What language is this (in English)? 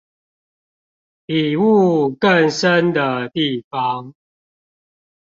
Chinese